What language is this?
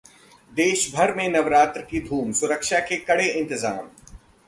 Hindi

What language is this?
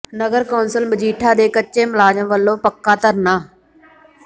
Punjabi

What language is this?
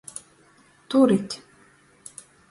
Latgalian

